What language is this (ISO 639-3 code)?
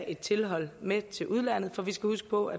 dan